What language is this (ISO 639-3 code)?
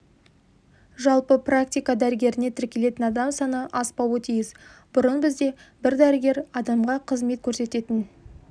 kaz